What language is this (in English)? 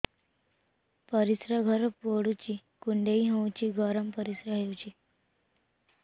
Odia